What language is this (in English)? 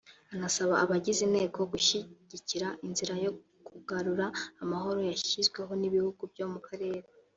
Kinyarwanda